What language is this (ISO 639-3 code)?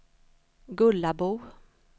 swe